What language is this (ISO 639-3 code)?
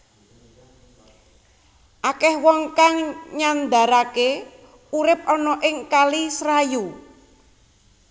jav